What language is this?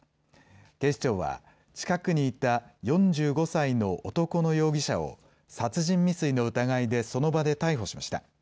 Japanese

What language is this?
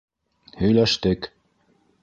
Bashkir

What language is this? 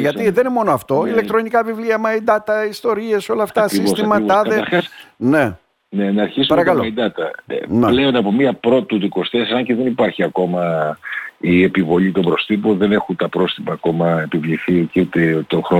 Greek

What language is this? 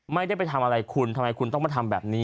Thai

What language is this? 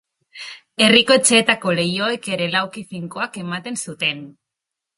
Basque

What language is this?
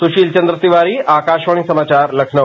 Hindi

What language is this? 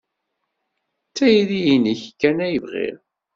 Kabyle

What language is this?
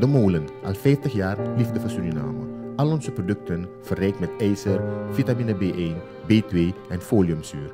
Dutch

